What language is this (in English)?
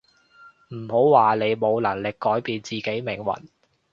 Cantonese